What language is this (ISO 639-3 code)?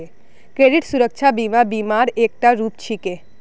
mag